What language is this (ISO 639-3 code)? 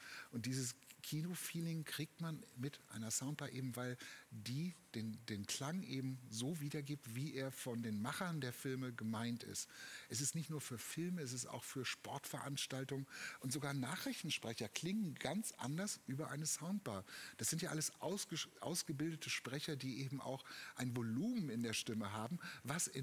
deu